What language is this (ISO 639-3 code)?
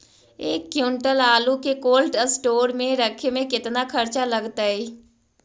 mag